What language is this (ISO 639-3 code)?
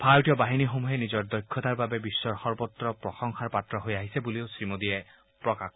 asm